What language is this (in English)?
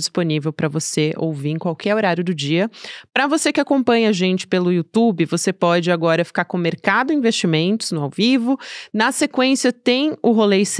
Portuguese